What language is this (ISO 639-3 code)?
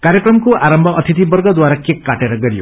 nep